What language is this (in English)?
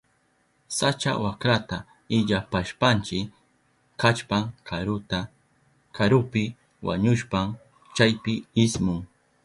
Southern Pastaza Quechua